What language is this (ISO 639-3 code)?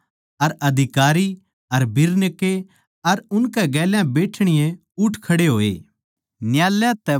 bgc